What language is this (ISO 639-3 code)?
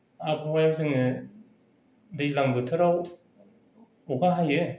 brx